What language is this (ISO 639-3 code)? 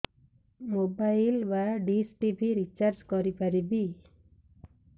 ori